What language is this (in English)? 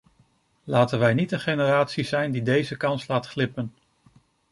Dutch